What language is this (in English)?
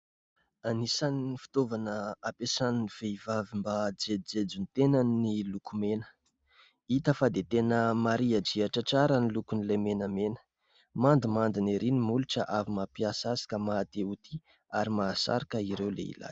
Malagasy